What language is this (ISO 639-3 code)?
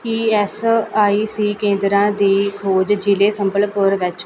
pan